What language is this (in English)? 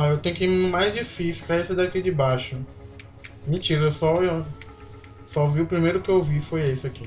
Portuguese